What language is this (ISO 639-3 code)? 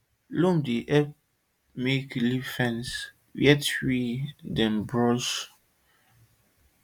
pcm